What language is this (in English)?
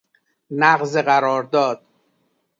Persian